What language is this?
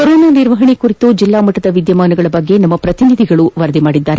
Kannada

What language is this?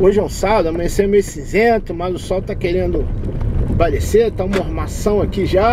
Portuguese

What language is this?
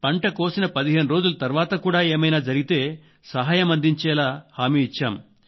Telugu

